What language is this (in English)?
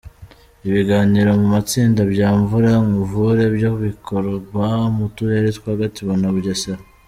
Kinyarwanda